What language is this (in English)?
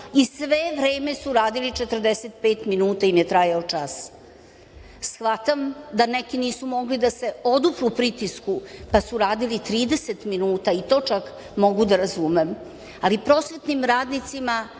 Serbian